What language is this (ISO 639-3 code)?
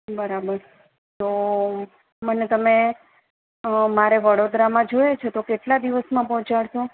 guj